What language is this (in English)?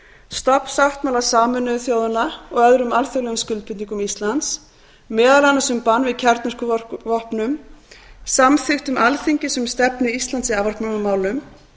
Icelandic